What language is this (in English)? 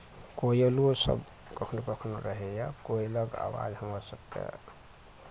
Maithili